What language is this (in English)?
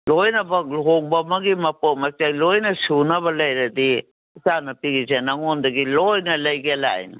Manipuri